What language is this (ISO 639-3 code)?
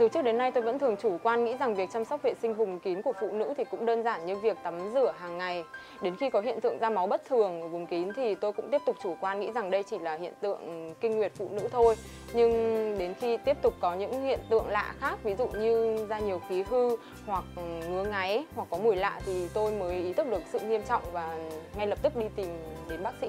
vie